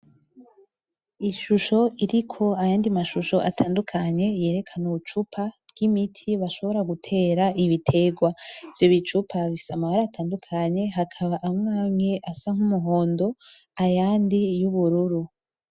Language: Rundi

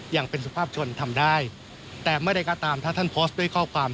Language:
Thai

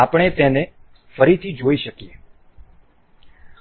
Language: Gujarati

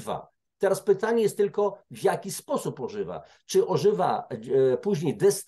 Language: Polish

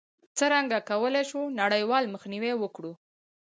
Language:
Pashto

